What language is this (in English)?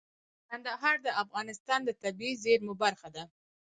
Pashto